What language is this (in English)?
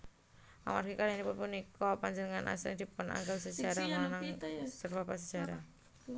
Javanese